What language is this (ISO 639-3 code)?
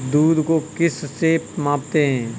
hin